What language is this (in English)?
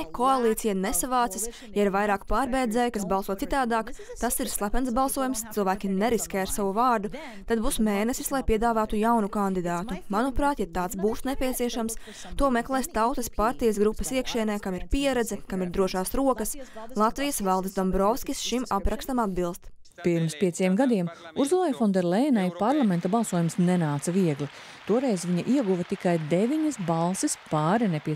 Latvian